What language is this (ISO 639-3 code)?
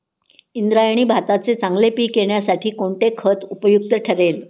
mar